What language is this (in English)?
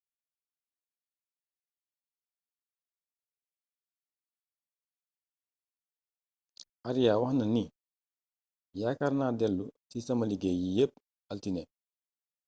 Wolof